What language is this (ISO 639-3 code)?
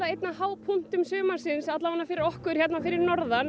isl